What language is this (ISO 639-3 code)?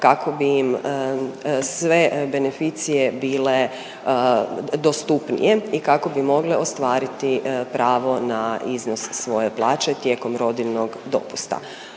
hrv